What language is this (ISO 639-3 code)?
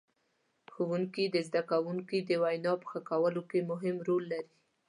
pus